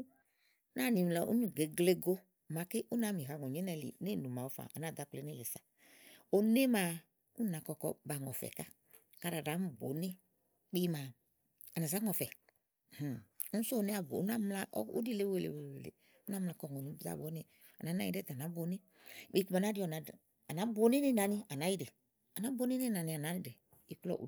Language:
Igo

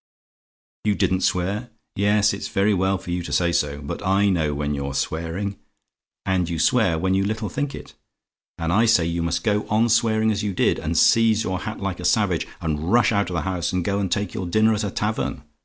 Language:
English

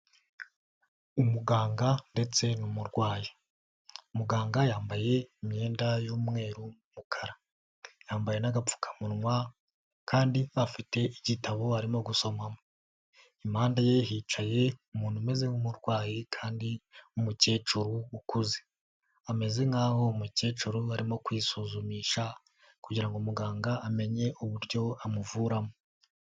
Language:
Kinyarwanda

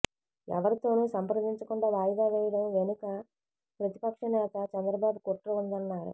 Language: Telugu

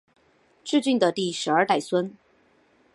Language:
Chinese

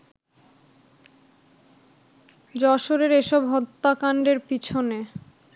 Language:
Bangla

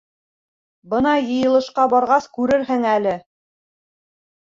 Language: Bashkir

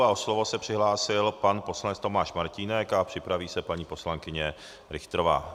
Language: Czech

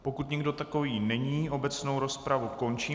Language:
Czech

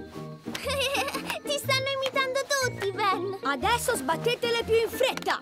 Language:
Italian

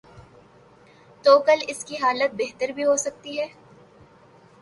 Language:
Urdu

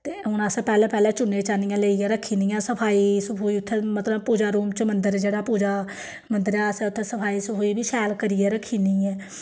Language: Dogri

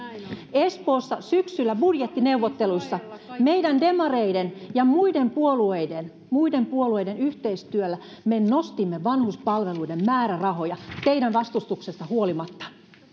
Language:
Finnish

